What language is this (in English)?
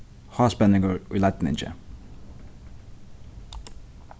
Faroese